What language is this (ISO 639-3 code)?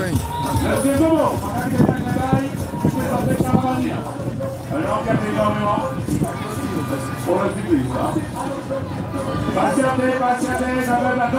fra